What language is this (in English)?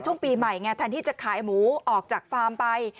Thai